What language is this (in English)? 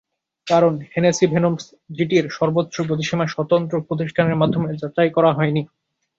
Bangla